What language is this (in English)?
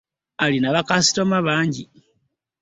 Ganda